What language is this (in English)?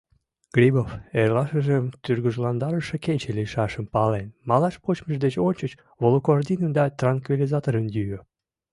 Mari